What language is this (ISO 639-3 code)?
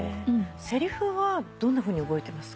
jpn